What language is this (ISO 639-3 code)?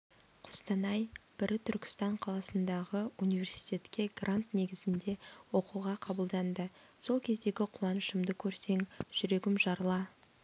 kaz